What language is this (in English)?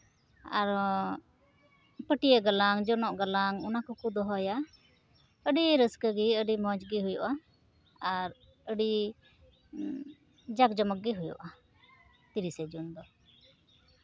Santali